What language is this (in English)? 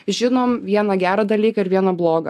Lithuanian